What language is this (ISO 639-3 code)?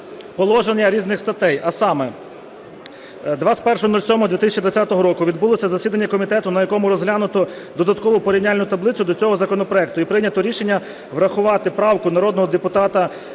ukr